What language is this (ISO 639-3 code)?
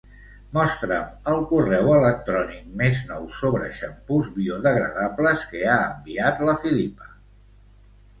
cat